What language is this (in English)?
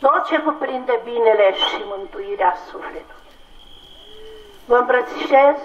Romanian